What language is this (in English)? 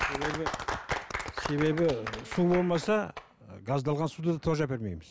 Kazakh